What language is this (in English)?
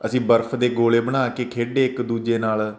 Punjabi